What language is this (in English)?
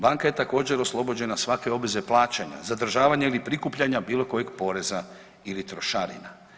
Croatian